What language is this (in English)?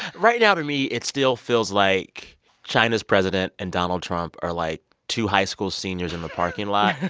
English